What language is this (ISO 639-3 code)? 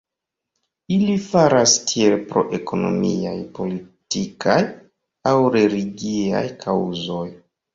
epo